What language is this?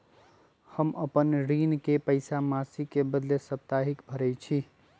Magahi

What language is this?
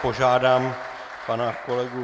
Czech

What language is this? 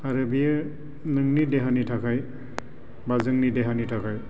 Bodo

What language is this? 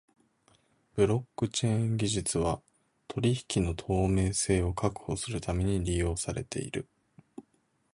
Japanese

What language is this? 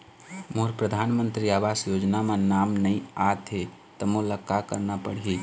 Chhattisgarhi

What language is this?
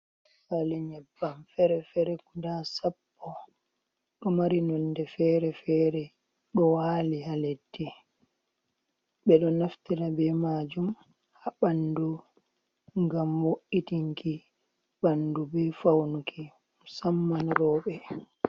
Fula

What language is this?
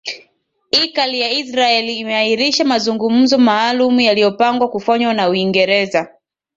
Swahili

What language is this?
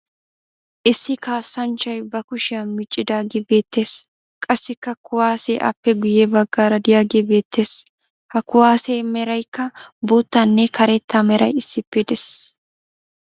Wolaytta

